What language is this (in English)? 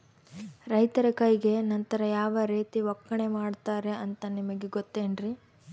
Kannada